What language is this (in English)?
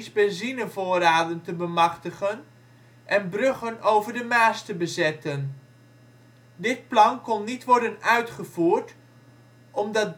Dutch